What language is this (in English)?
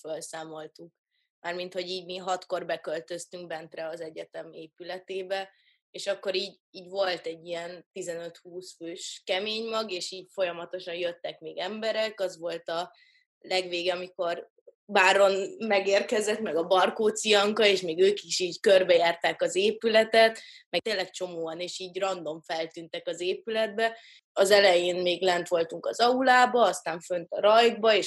Hungarian